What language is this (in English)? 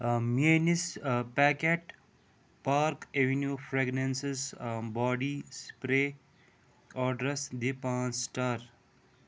Kashmiri